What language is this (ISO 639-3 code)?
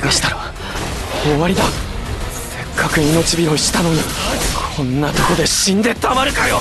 jpn